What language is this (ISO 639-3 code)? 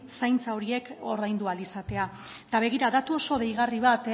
eus